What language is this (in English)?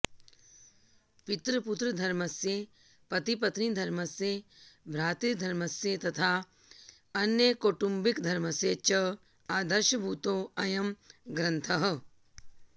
Sanskrit